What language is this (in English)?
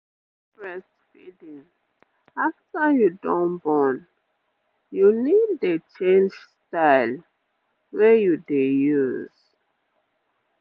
Nigerian Pidgin